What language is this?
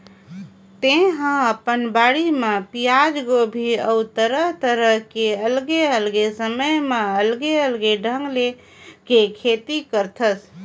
Chhattisgarhi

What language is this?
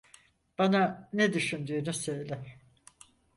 Turkish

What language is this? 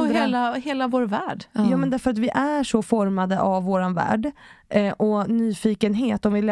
Swedish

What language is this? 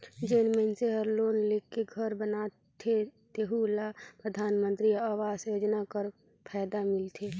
Chhattisgarhi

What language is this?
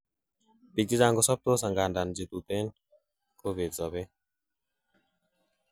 Kalenjin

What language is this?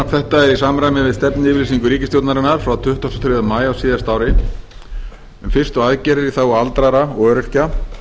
Icelandic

